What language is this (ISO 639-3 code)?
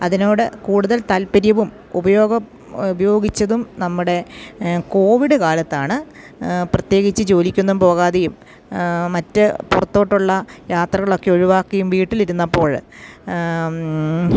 mal